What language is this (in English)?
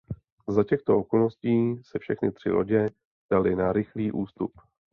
Czech